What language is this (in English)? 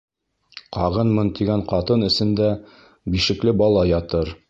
Bashkir